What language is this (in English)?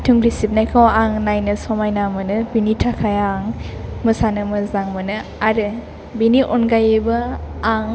Bodo